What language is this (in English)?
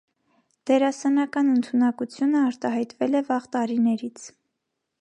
Armenian